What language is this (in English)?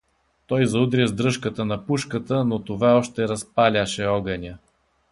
Bulgarian